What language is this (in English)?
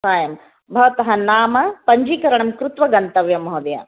Sanskrit